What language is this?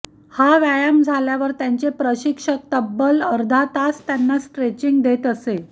Marathi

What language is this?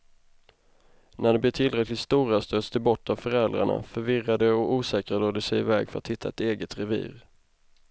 Swedish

